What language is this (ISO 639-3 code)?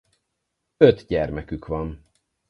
hun